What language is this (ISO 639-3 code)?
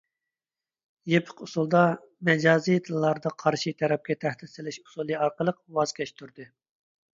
uig